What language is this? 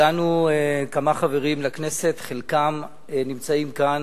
Hebrew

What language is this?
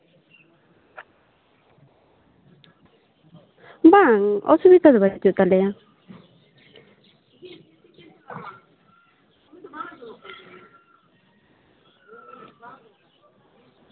Santali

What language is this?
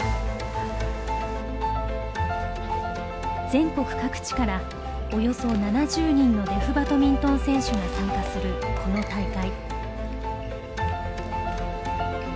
Japanese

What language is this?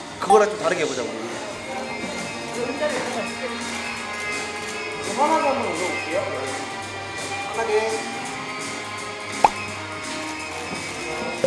Korean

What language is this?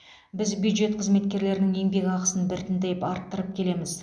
Kazakh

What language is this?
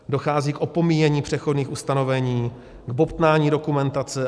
Czech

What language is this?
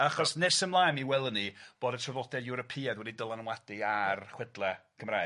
Welsh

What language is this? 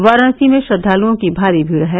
Hindi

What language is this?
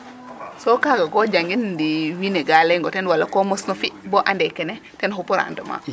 Serer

